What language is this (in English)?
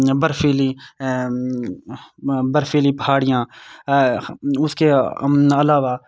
Urdu